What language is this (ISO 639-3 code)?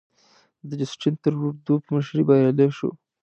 pus